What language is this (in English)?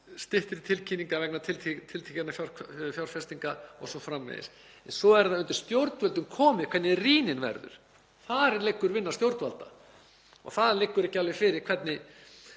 Icelandic